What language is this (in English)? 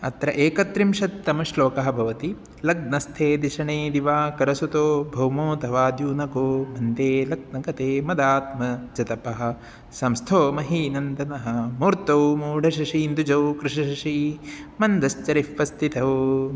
Sanskrit